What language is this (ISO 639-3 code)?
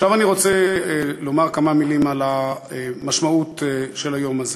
heb